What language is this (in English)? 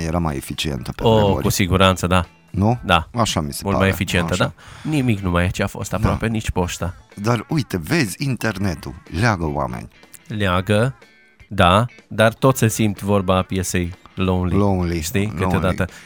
Romanian